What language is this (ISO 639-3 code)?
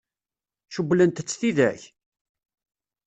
kab